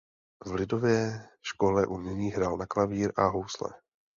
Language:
Czech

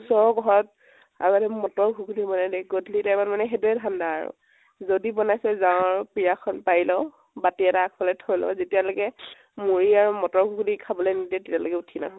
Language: Assamese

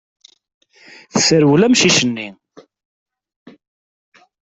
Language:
Kabyle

